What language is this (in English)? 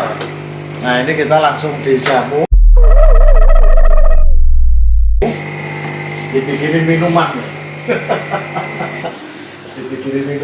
Indonesian